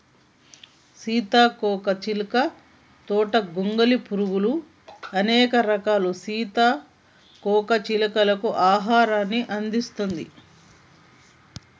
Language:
Telugu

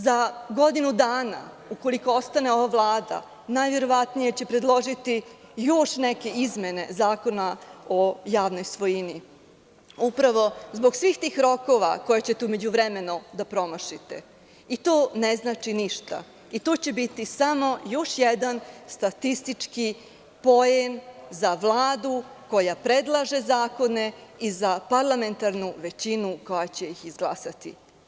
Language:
Serbian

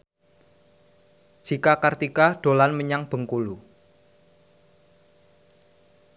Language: Javanese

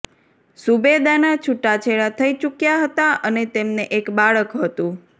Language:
Gujarati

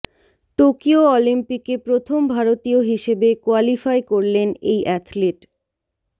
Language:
Bangla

